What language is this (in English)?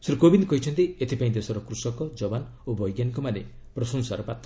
Odia